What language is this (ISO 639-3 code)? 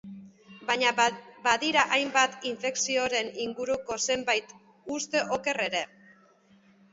eus